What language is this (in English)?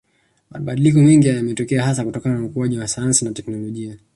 Swahili